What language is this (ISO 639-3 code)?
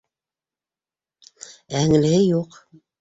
bak